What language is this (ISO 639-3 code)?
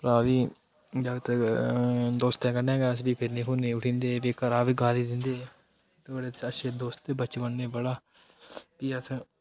doi